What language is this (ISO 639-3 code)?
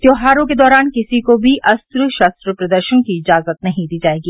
hin